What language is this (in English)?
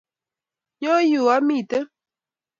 Kalenjin